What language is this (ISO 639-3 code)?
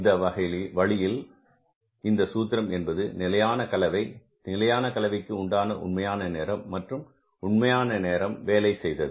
tam